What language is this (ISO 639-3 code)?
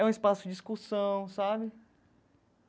por